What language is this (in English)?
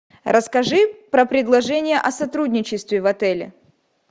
Russian